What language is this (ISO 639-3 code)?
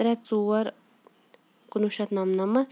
kas